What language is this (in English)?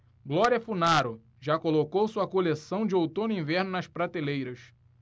Portuguese